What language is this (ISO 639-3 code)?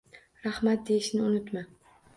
uzb